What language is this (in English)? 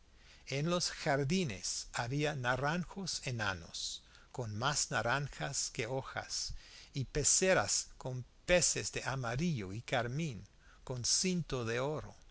Spanish